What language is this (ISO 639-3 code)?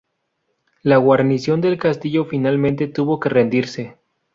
spa